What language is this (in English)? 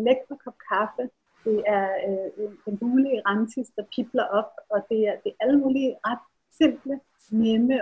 Danish